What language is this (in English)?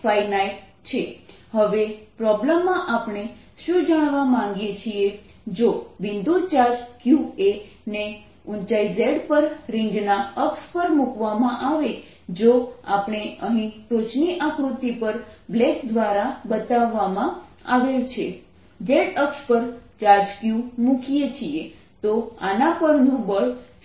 Gujarati